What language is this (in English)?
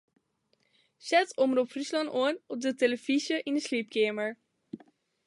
Western Frisian